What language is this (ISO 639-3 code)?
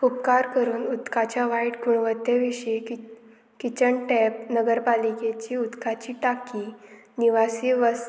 kok